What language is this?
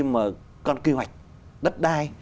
Vietnamese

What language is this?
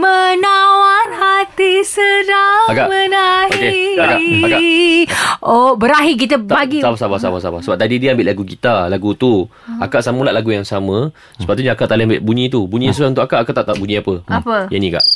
Malay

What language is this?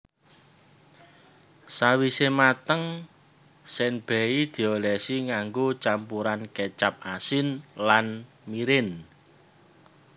Javanese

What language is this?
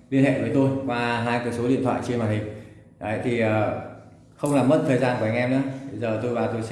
Vietnamese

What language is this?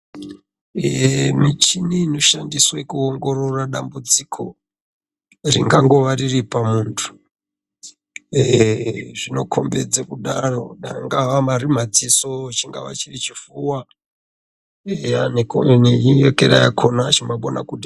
Ndau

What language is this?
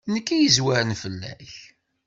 Kabyle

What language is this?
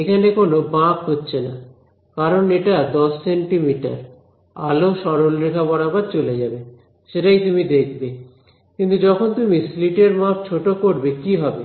Bangla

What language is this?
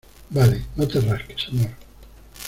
Spanish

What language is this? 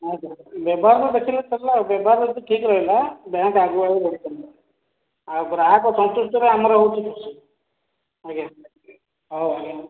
Odia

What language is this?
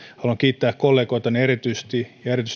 Finnish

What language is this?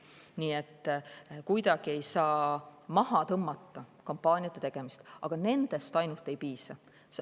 Estonian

